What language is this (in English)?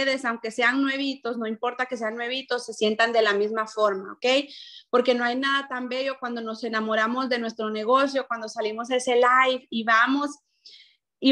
Spanish